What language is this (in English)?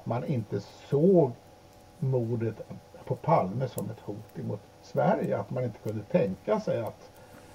Swedish